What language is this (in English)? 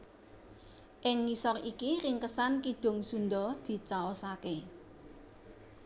Javanese